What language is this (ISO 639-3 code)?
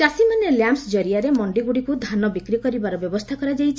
ori